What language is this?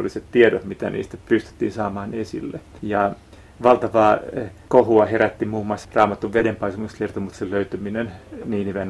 Finnish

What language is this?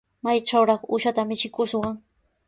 Sihuas Ancash Quechua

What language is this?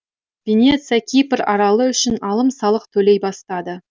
Kazakh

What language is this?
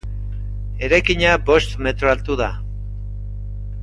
Basque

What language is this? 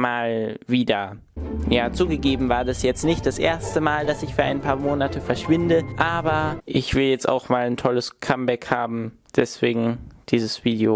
German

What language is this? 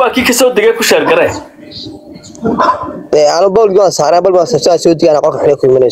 Arabic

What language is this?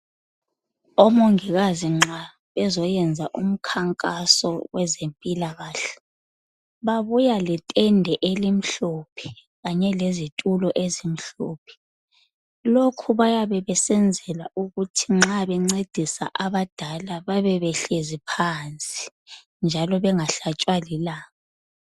North Ndebele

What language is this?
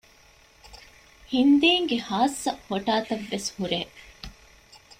Divehi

